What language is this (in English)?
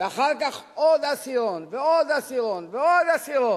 Hebrew